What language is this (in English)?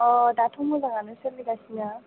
Bodo